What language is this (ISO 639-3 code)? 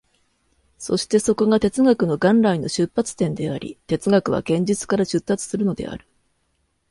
jpn